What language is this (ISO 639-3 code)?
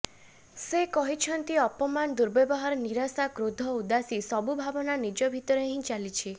ori